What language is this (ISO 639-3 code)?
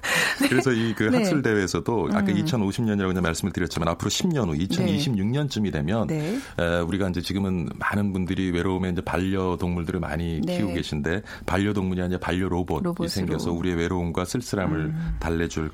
kor